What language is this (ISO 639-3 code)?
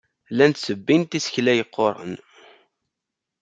kab